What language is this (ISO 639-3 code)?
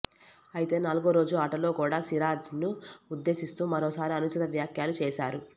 tel